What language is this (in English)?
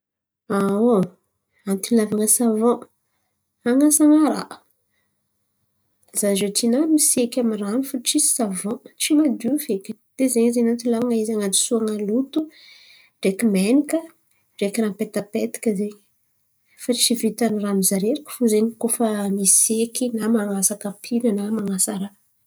Antankarana Malagasy